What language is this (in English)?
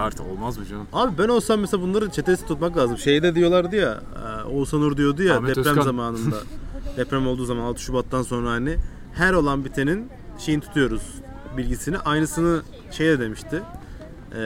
Turkish